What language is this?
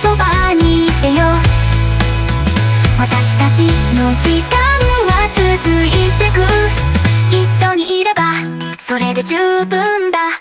Japanese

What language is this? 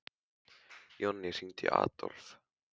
Icelandic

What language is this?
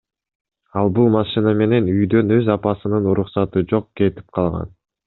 Kyrgyz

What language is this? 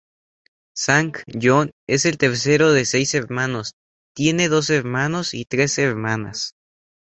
Spanish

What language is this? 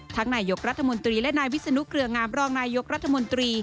Thai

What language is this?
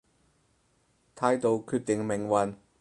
Cantonese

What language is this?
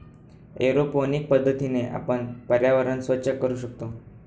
Marathi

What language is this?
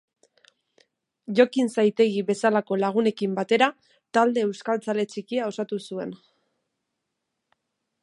Basque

